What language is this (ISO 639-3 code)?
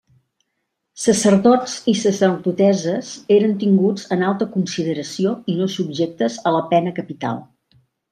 cat